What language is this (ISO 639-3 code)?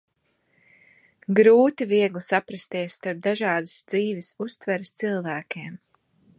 lav